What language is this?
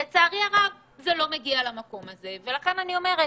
Hebrew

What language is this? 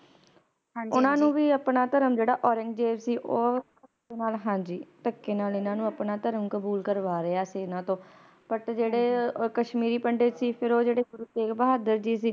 Punjabi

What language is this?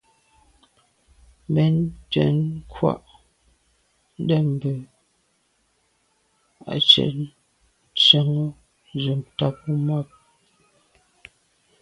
Medumba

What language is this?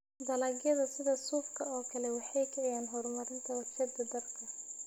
Somali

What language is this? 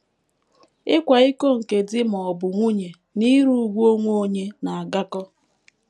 Igbo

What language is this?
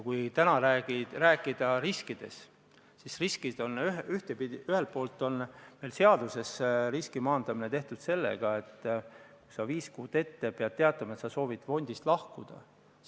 Estonian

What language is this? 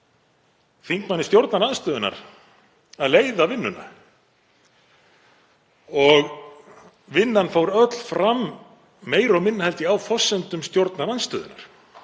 Icelandic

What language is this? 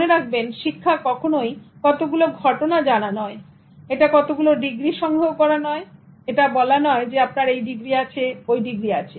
Bangla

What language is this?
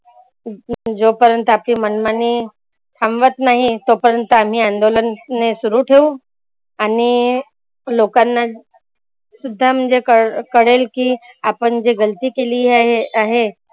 Marathi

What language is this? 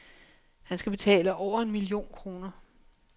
Danish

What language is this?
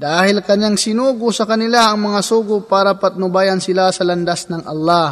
Filipino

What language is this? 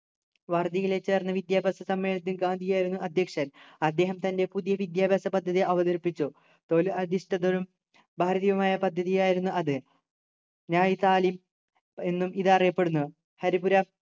Malayalam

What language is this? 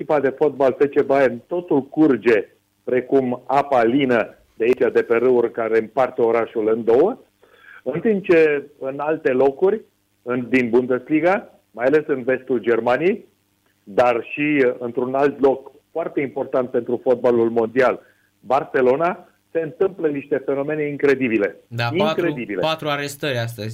Romanian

